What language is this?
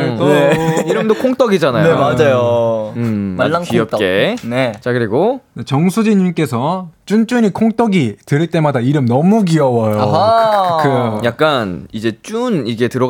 Korean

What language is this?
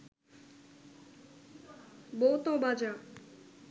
Bangla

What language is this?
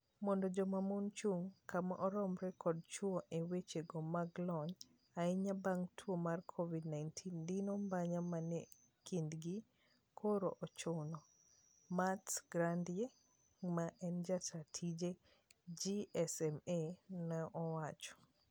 Luo (Kenya and Tanzania)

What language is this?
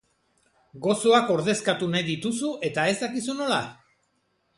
Basque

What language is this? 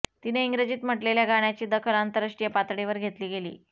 Marathi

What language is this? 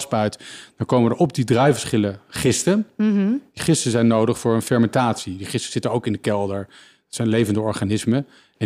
Dutch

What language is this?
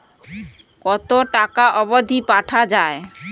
Bangla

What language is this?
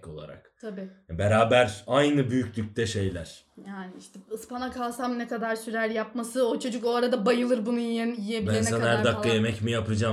Turkish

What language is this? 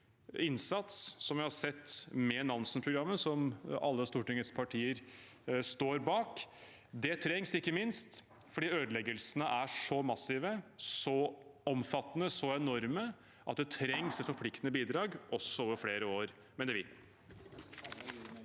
Norwegian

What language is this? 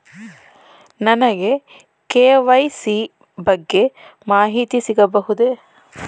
Kannada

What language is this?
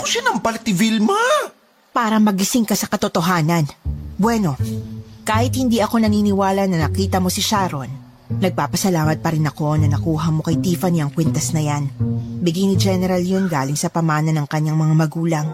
Filipino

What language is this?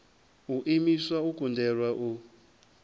Venda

